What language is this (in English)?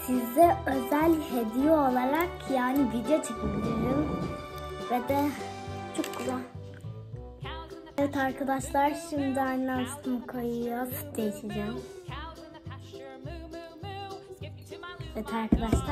Turkish